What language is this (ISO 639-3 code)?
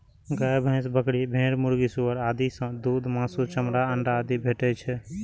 mai